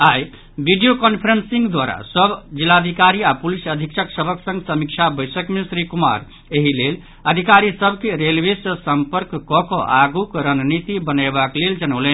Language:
Maithili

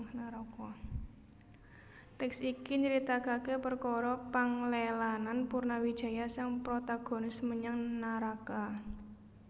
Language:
Javanese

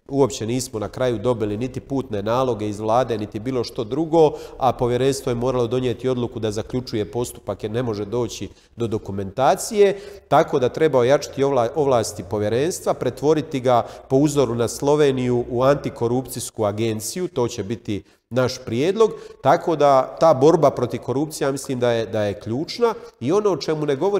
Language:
Croatian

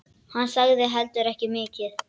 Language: Icelandic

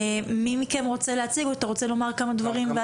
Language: Hebrew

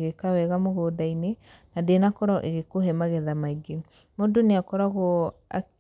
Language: Kikuyu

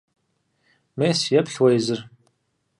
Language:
Kabardian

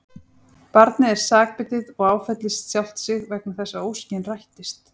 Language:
Icelandic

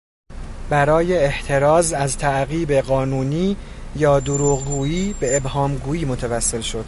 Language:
Persian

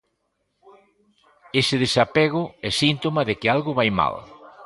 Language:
Galician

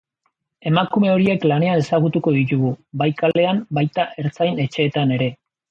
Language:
Basque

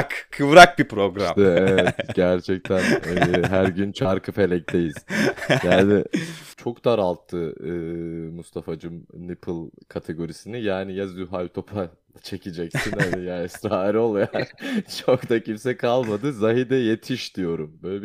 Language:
Turkish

